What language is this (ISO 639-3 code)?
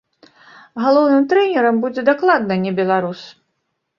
bel